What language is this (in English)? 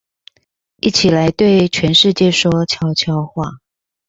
Chinese